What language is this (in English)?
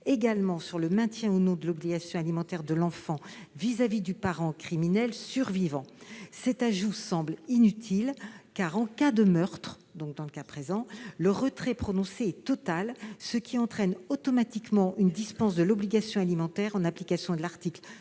French